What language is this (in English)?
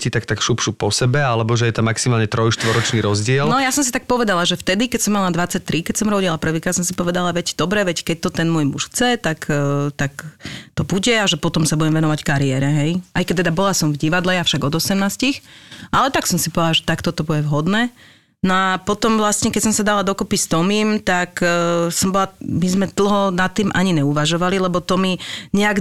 Slovak